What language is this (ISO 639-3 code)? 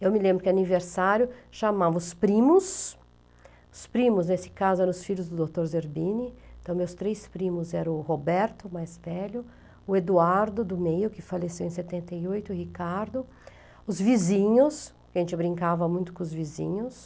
por